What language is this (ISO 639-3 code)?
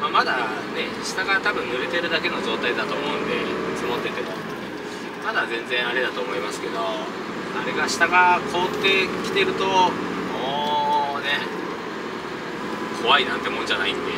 jpn